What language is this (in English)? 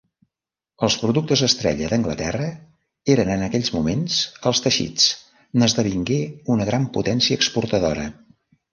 Catalan